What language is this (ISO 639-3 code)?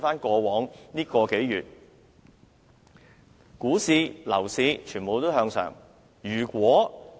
yue